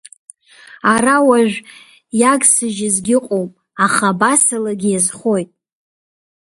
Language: Abkhazian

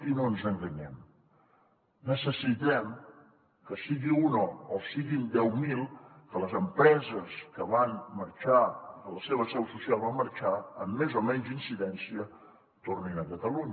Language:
Catalan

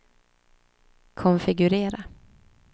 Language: Swedish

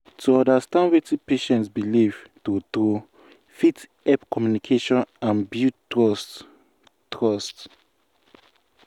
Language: Nigerian Pidgin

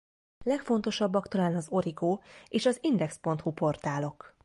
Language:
Hungarian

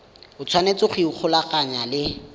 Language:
Tswana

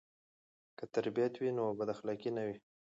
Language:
Pashto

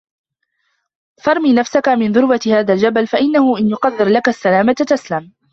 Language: Arabic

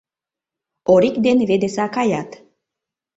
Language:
Mari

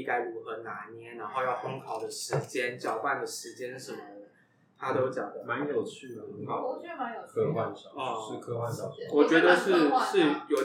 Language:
Chinese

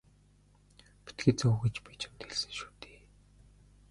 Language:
Mongolian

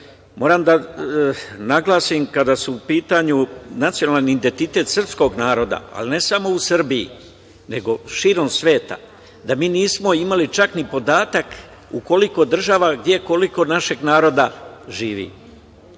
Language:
Serbian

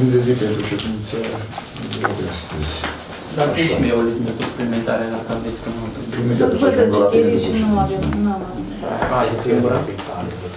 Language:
Romanian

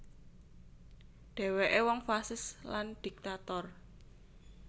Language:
Javanese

